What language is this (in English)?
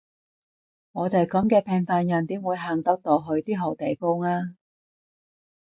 Cantonese